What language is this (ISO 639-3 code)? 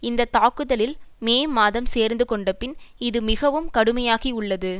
tam